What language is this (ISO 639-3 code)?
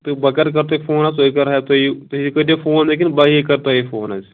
kas